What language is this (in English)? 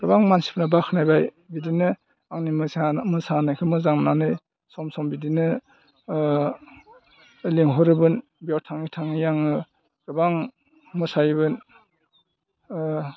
Bodo